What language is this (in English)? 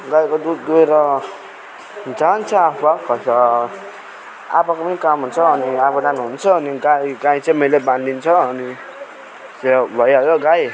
Nepali